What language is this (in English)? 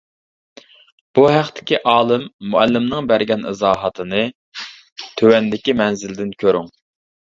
Uyghur